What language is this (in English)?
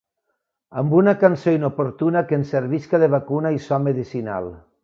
Catalan